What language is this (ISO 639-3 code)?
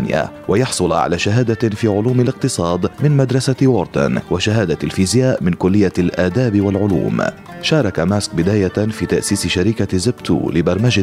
ara